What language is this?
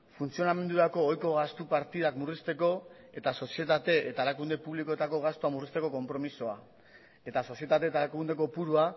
Basque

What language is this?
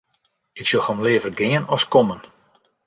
Western Frisian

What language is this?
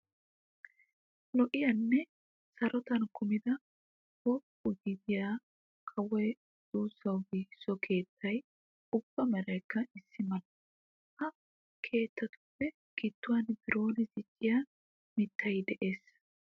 Wolaytta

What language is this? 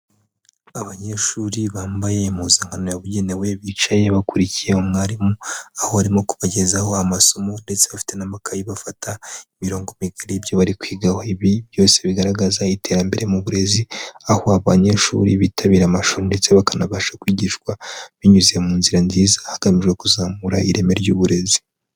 Kinyarwanda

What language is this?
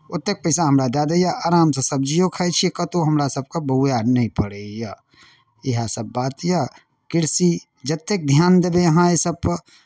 Maithili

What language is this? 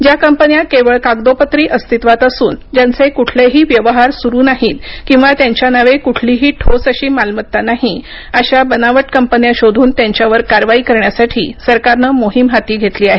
Marathi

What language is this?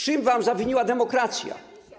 Polish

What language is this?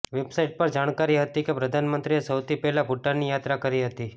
Gujarati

